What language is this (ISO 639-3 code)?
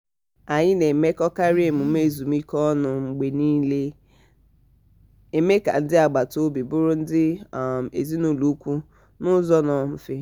ibo